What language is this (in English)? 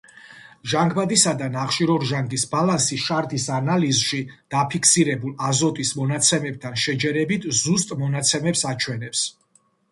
Georgian